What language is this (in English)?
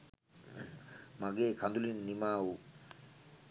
Sinhala